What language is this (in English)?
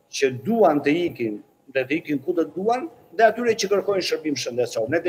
Romanian